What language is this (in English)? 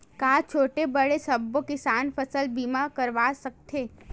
Chhattisgarhi